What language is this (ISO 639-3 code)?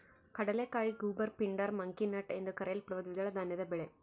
kan